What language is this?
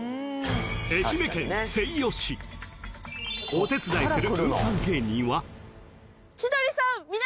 Japanese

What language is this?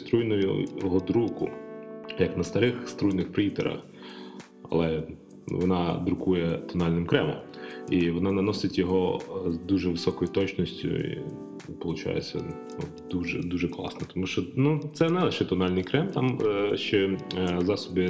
Ukrainian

